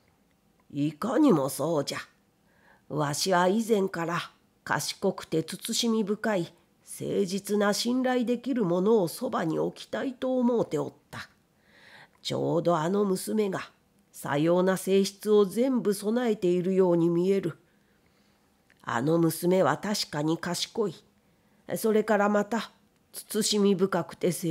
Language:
Japanese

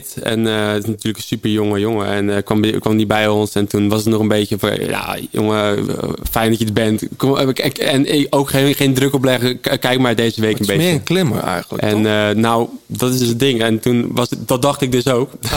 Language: Dutch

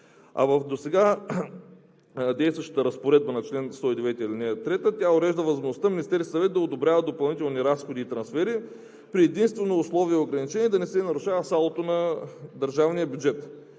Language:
Bulgarian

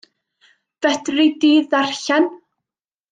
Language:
Welsh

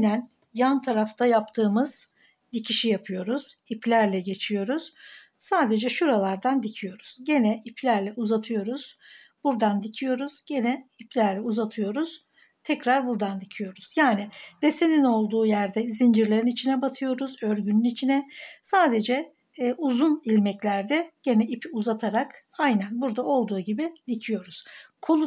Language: Turkish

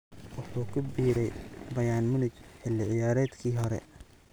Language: Somali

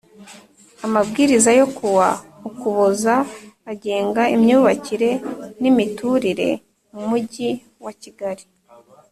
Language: Kinyarwanda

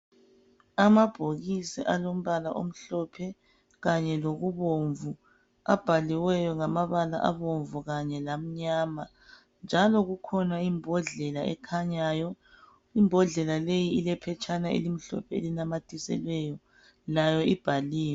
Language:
North Ndebele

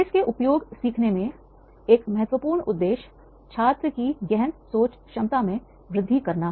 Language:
Hindi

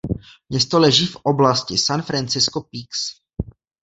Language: Czech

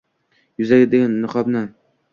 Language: Uzbek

